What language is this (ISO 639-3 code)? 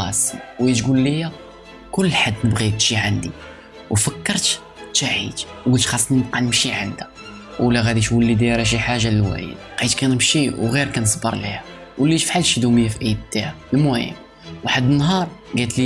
ara